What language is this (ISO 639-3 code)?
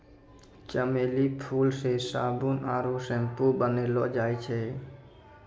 mai